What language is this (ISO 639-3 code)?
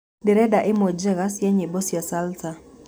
kik